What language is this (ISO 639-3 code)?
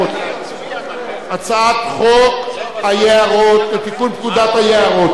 heb